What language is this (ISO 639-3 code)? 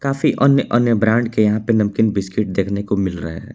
hin